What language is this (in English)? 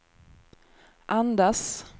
Swedish